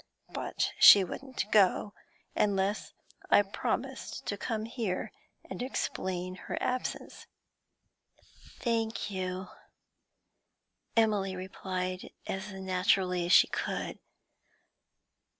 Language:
English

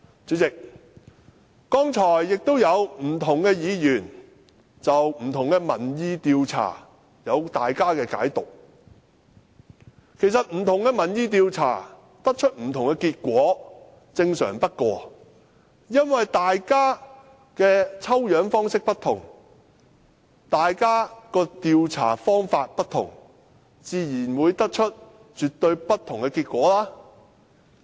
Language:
Cantonese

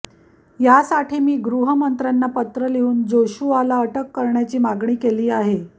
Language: Marathi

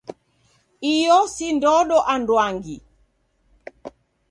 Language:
Taita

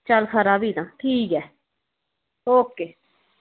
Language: Dogri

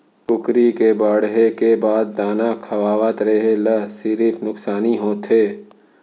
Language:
Chhattisgarhi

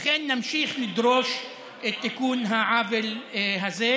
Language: Hebrew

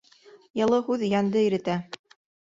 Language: Bashkir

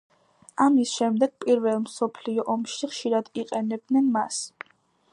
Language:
Georgian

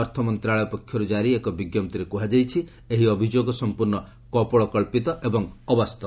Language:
Odia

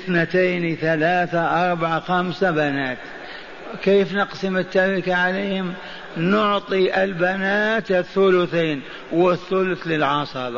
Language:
Arabic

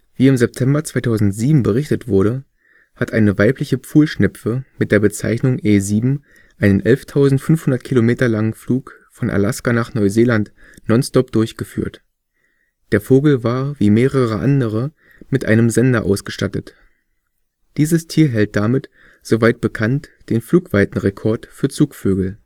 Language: German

